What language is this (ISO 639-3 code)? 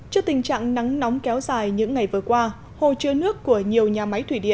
vie